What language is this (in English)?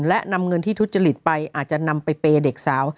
Thai